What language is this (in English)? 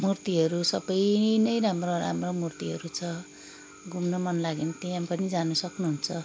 Nepali